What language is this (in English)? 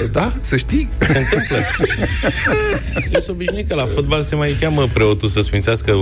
Romanian